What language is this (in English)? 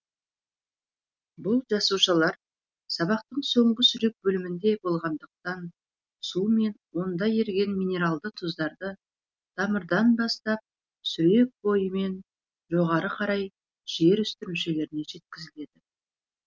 Kazakh